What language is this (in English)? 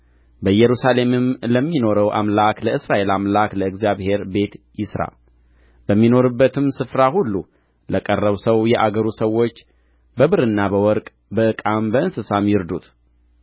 Amharic